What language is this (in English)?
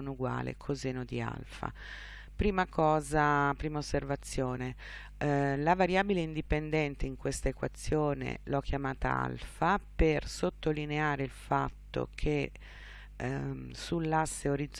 Italian